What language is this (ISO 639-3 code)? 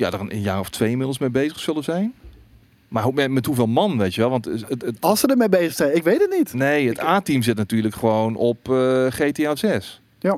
nld